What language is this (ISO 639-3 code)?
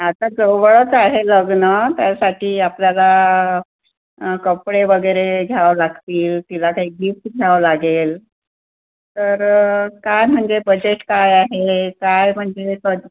mar